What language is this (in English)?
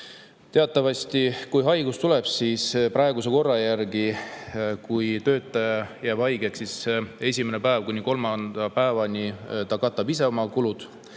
Estonian